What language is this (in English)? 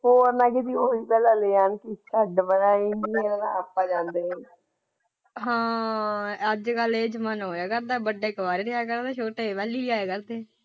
Punjabi